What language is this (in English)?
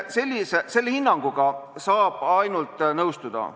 Estonian